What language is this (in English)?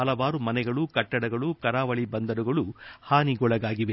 Kannada